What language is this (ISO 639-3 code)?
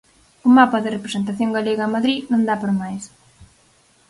glg